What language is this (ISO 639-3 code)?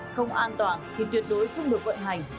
vie